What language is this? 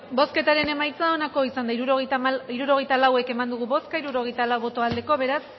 Basque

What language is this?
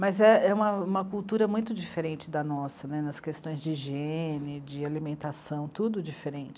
Portuguese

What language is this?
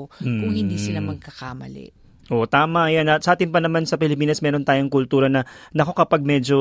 Filipino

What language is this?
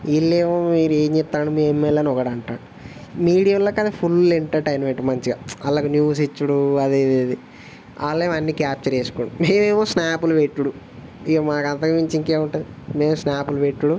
Telugu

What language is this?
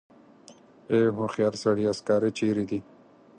Pashto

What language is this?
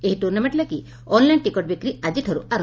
Odia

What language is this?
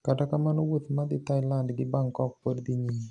Luo (Kenya and Tanzania)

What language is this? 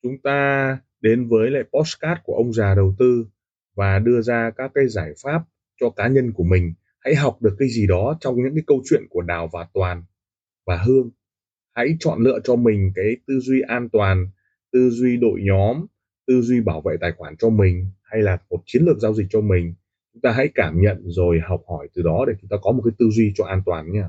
Vietnamese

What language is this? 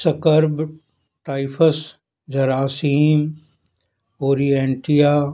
Punjabi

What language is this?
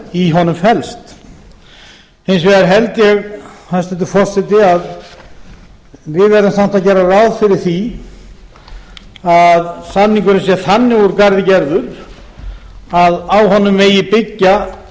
Icelandic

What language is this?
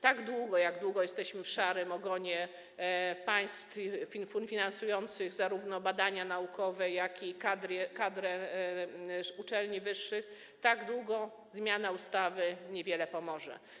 Polish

